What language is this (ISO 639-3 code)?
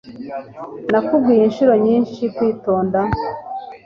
kin